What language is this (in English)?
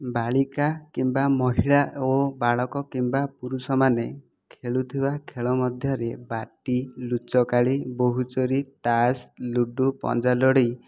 Odia